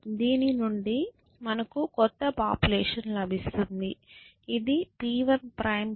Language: Telugu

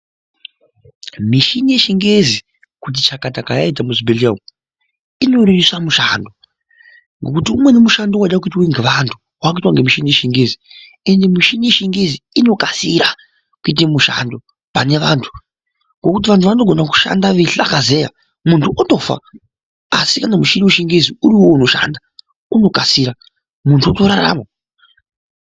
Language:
Ndau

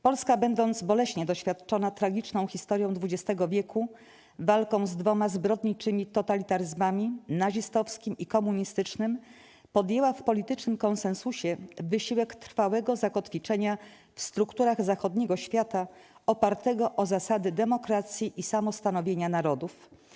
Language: Polish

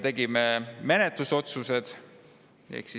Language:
Estonian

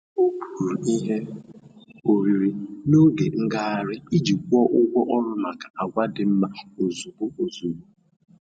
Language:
Igbo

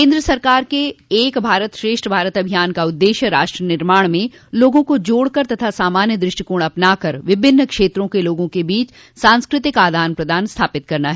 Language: Hindi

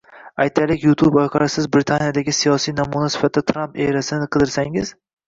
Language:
Uzbek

